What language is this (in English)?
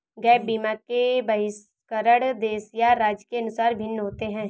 Hindi